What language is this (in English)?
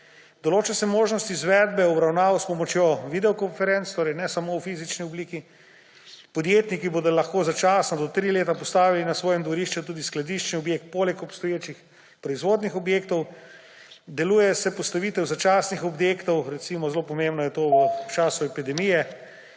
Slovenian